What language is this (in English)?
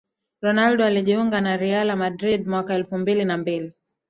Swahili